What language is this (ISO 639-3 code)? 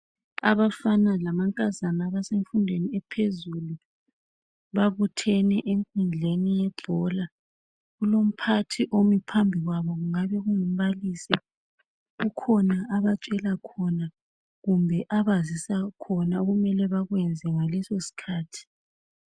nde